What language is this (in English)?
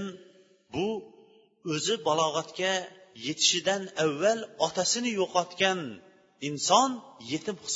Bulgarian